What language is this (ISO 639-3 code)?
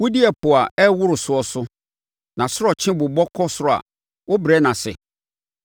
aka